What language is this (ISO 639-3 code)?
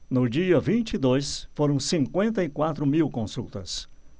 por